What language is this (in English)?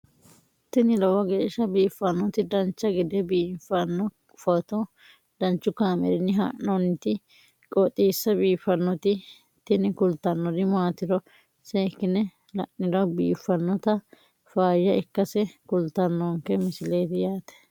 Sidamo